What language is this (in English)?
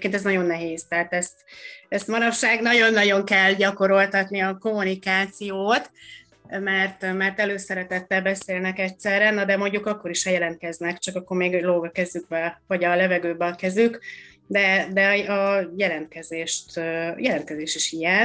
Hungarian